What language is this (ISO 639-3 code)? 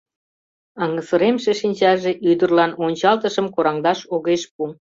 chm